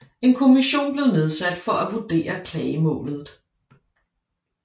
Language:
Danish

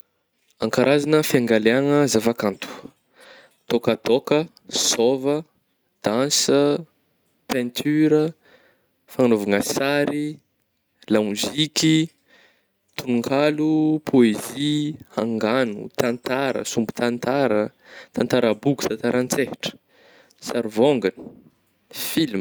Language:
Northern Betsimisaraka Malagasy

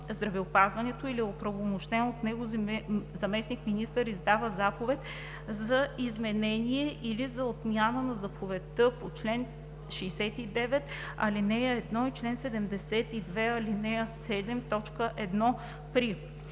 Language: Bulgarian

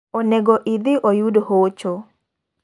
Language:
Luo (Kenya and Tanzania)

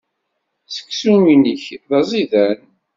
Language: Kabyle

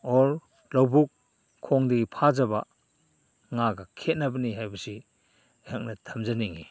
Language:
Manipuri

